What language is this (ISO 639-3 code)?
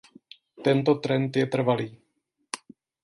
ces